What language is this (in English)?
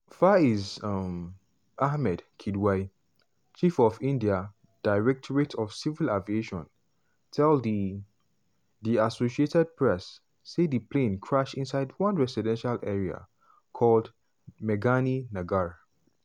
Nigerian Pidgin